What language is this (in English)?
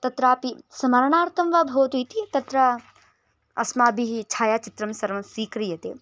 Sanskrit